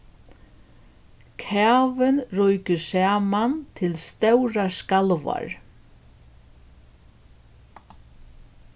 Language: Faroese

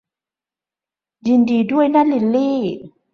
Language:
Thai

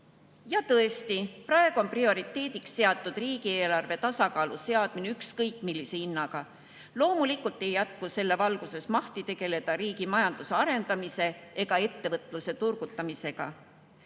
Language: Estonian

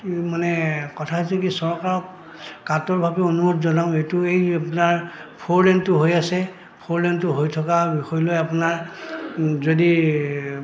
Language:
Assamese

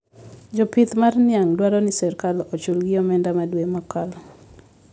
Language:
Luo (Kenya and Tanzania)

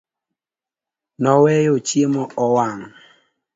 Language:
Luo (Kenya and Tanzania)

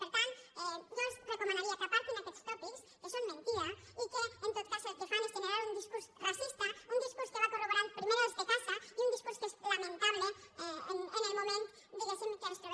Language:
Catalan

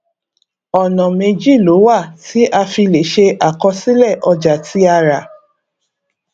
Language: Yoruba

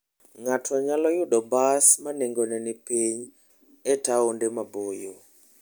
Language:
Luo (Kenya and Tanzania)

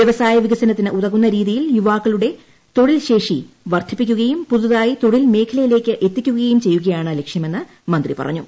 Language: Malayalam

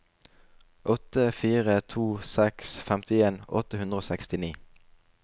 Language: Norwegian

